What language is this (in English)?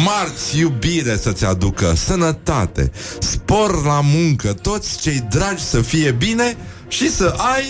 Romanian